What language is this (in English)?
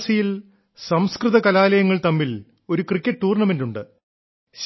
Malayalam